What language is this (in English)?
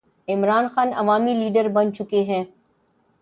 Urdu